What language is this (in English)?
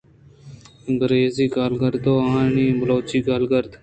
Eastern Balochi